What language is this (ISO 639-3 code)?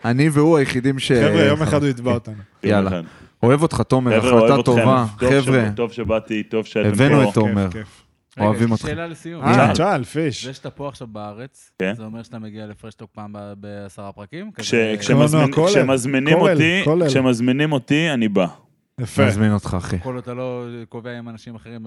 heb